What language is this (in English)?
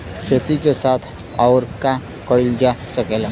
Bhojpuri